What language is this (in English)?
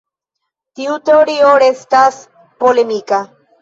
Esperanto